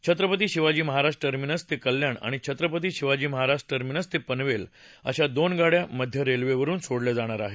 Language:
Marathi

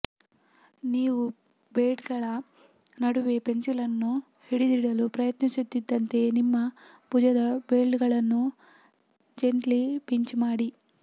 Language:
Kannada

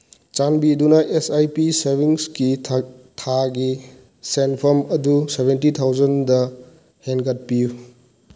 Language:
Manipuri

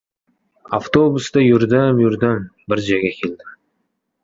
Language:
Uzbek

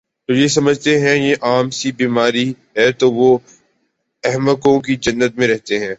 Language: Urdu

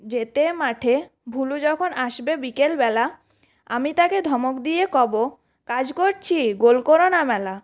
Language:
Bangla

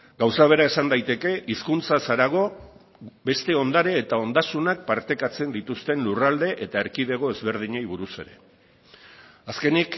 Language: Basque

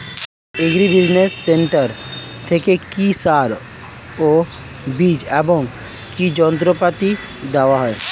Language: Bangla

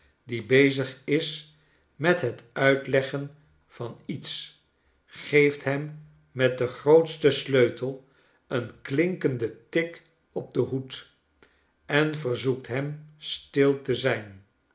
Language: Dutch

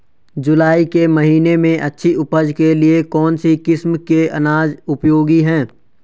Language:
Hindi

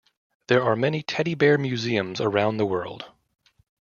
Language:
English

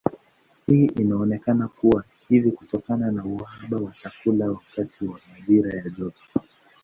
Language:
Swahili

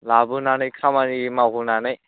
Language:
Bodo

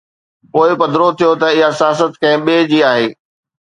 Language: Sindhi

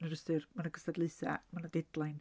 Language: Welsh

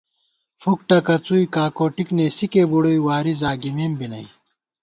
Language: Gawar-Bati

